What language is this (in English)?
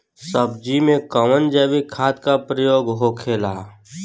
Bhojpuri